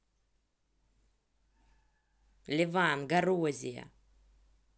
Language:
Russian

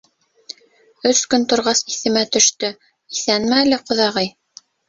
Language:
Bashkir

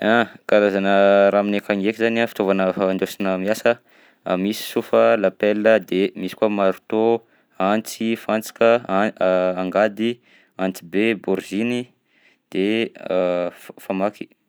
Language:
Southern Betsimisaraka Malagasy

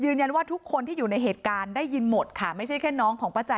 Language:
Thai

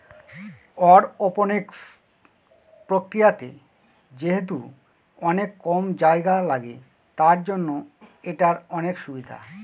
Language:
Bangla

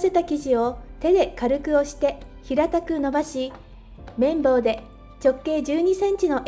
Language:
Japanese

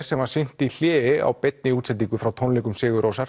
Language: Icelandic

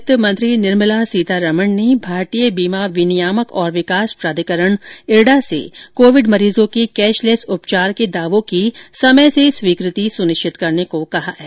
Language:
Hindi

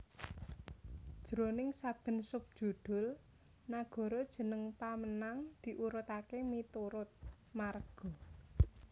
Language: Javanese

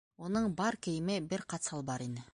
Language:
Bashkir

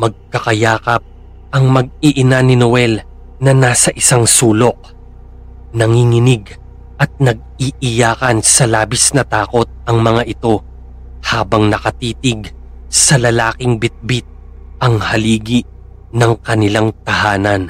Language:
Filipino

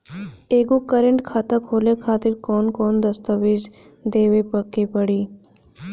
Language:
Bhojpuri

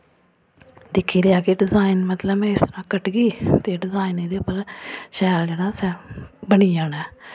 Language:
Dogri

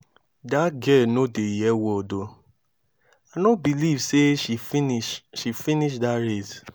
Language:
Nigerian Pidgin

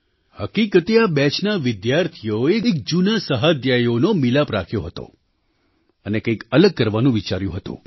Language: Gujarati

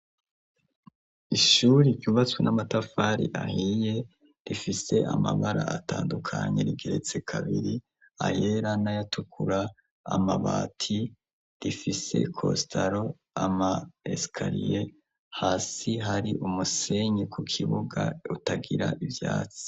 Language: Rundi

